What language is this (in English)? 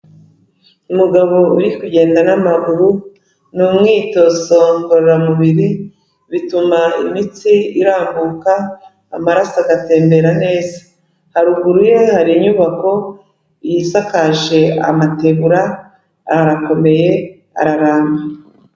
Kinyarwanda